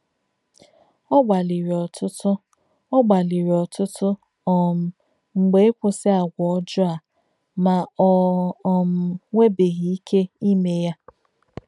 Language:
Igbo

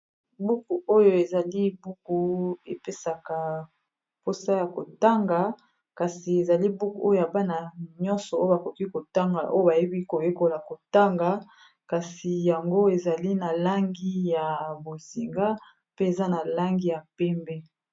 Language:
Lingala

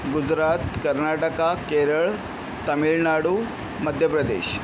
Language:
Marathi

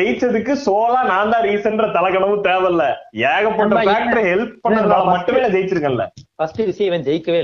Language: Tamil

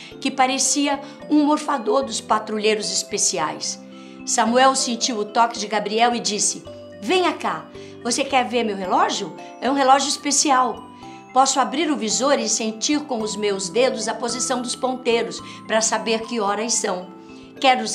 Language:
Portuguese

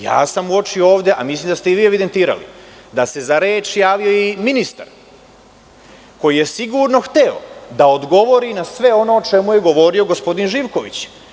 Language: Serbian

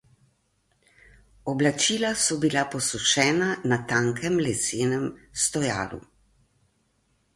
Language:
Slovenian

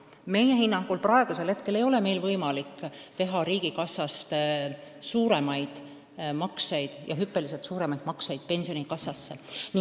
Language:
Estonian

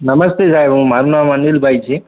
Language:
Gujarati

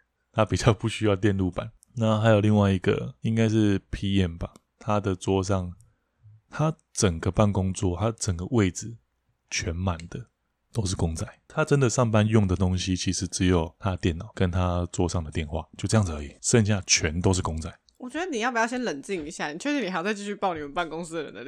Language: Chinese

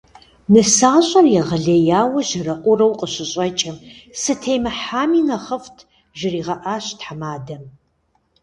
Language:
Kabardian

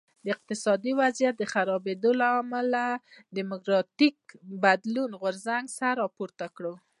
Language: Pashto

